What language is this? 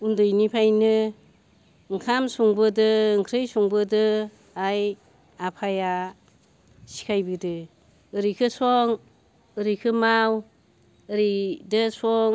Bodo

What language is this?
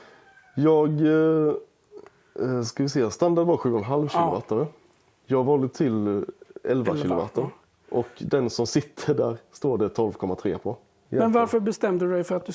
Swedish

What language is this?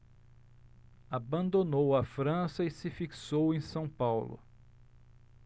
Portuguese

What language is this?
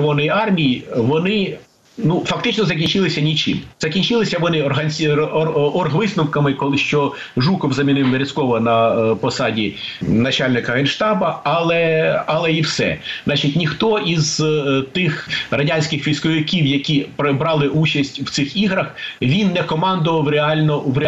Ukrainian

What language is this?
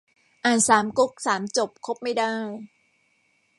Thai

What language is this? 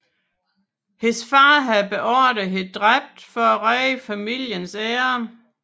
Danish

